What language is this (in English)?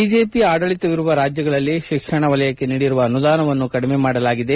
Kannada